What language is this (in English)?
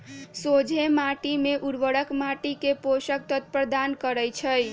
Magahi